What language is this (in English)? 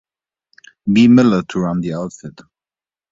English